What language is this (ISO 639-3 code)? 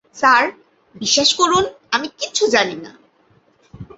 ben